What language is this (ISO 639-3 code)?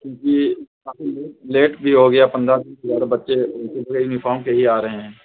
urd